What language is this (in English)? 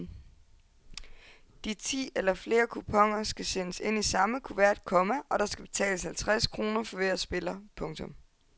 Danish